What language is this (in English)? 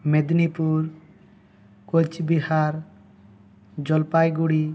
Santali